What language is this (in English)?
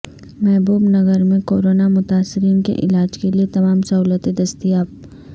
Urdu